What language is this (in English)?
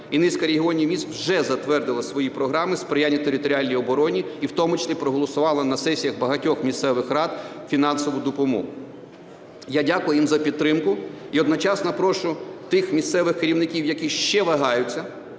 Ukrainian